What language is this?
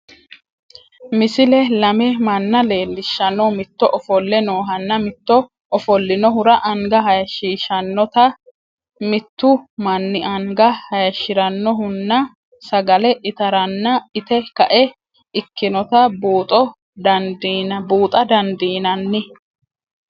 Sidamo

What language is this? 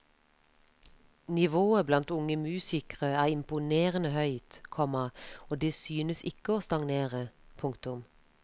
Norwegian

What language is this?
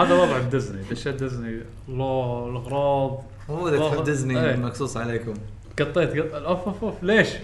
Arabic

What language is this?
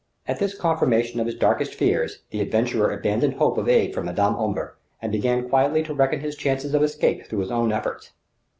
English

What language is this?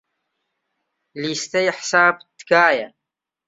Central Kurdish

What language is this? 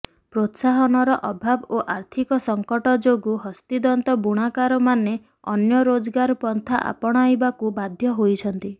Odia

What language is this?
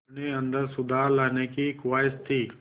Hindi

